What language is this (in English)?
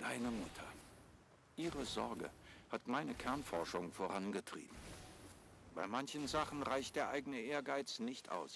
German